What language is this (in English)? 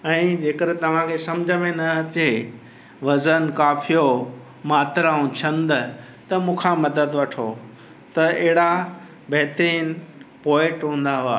Sindhi